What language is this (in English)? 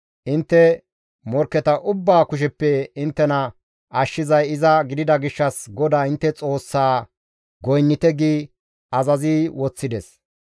Gamo